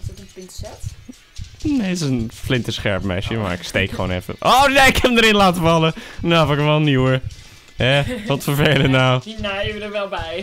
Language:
Dutch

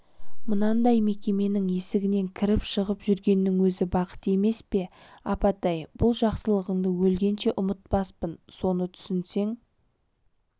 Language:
Kazakh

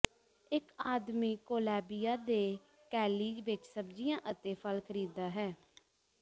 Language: Punjabi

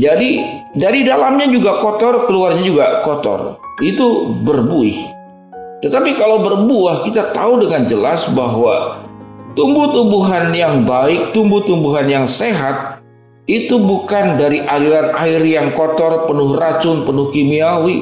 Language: Indonesian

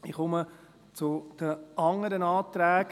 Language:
Swiss German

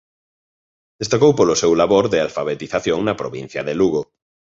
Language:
Galician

